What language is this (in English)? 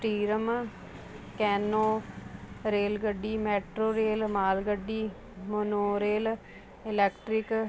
Punjabi